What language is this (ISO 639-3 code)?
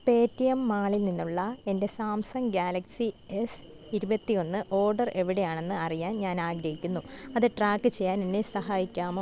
mal